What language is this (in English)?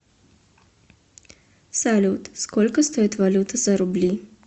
Russian